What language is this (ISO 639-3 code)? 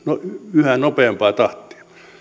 fin